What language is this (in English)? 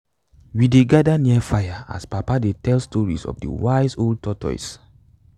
Nigerian Pidgin